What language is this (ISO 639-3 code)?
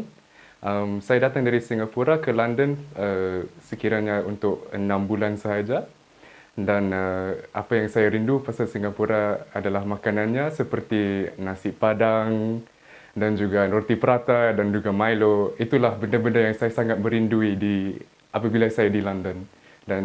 msa